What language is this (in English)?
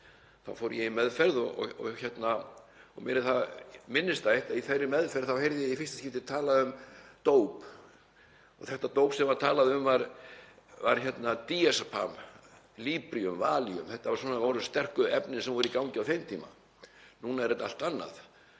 Icelandic